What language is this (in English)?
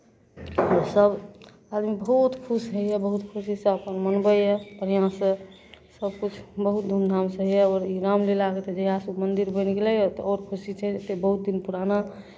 Maithili